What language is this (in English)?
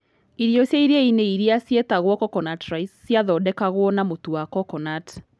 Kikuyu